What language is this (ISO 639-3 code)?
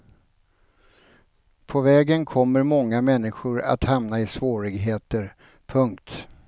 swe